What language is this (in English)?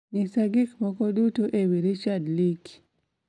Luo (Kenya and Tanzania)